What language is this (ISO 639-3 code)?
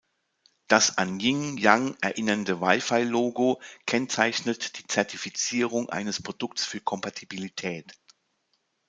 deu